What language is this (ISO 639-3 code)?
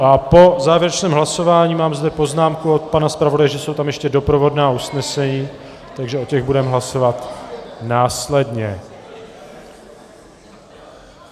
ces